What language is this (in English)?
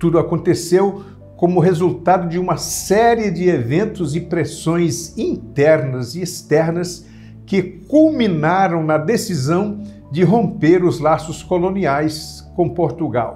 Portuguese